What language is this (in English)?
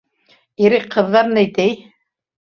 Bashkir